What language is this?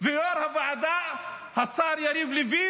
Hebrew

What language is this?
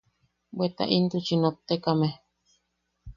Yaqui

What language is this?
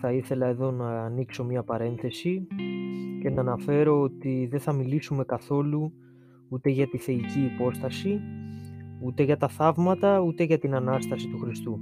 Greek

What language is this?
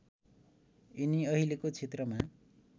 Nepali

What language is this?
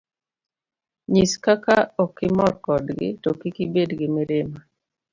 Luo (Kenya and Tanzania)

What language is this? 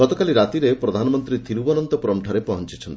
Odia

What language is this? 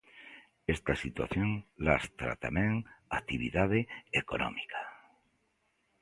Galician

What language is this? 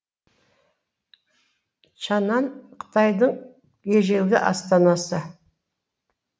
Kazakh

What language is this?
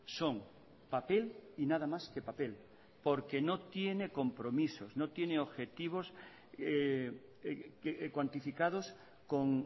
Spanish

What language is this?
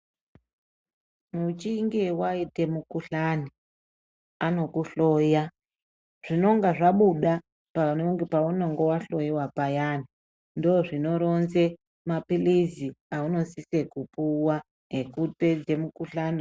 Ndau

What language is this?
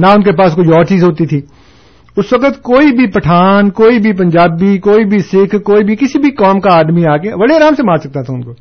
Urdu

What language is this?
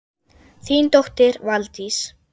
Icelandic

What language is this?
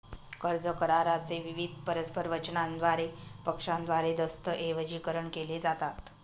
Marathi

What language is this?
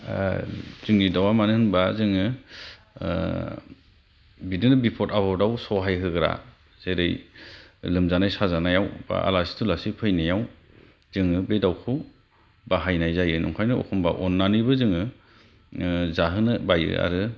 Bodo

